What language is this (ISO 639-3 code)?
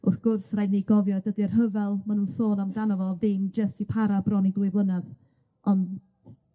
cym